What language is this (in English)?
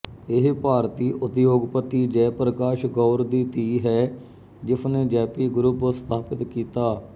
Punjabi